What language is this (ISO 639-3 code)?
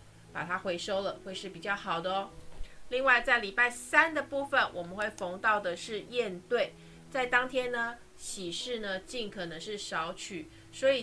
zho